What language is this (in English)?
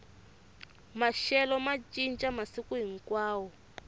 Tsonga